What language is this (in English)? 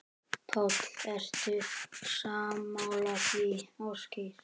Icelandic